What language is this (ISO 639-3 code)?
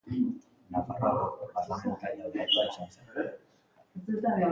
eus